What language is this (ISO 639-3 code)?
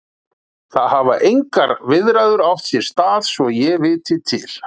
isl